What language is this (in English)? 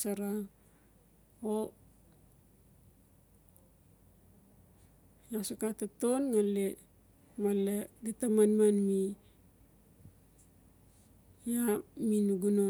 Notsi